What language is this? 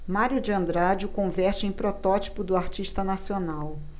Portuguese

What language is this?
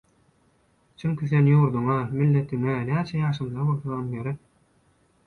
Turkmen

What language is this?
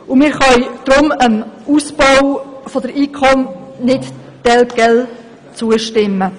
Swiss German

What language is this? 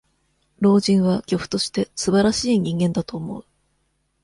Japanese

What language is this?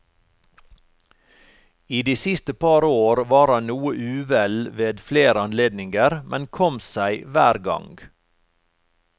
Norwegian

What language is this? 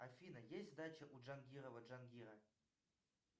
Russian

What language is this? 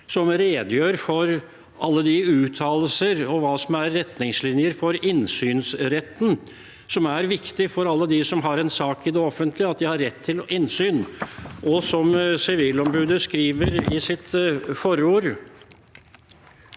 Norwegian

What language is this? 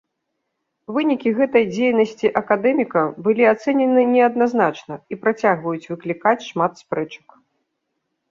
Belarusian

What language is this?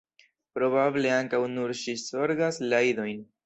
Esperanto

